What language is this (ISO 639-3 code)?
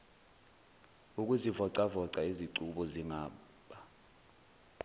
zul